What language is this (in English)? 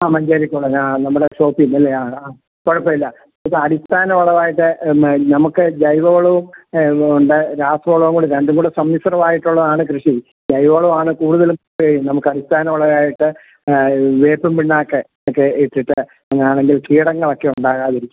Malayalam